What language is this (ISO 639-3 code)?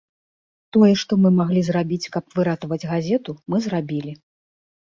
bel